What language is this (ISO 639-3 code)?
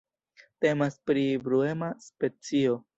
epo